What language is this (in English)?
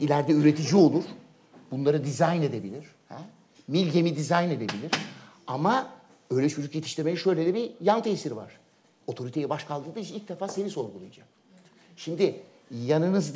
Turkish